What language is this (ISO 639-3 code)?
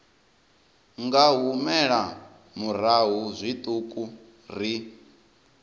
ven